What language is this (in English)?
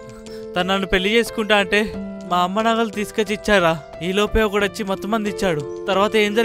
Telugu